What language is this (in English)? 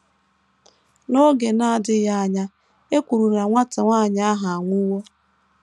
Igbo